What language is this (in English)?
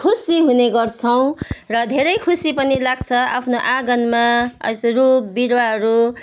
Nepali